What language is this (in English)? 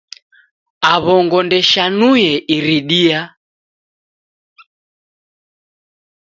Taita